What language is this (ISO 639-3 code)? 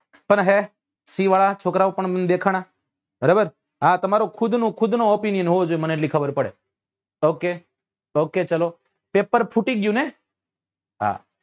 guj